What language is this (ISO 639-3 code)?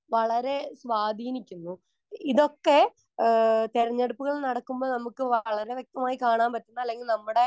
mal